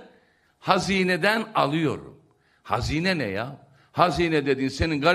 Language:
Turkish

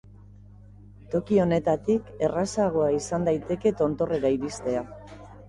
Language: Basque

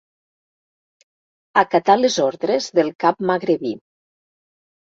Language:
Catalan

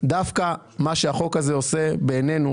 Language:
Hebrew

